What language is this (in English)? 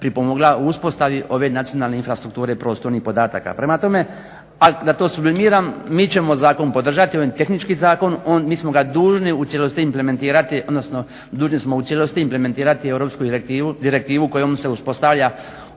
Croatian